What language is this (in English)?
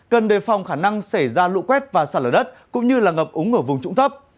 Vietnamese